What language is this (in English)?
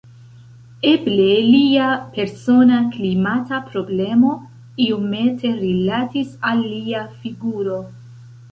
Esperanto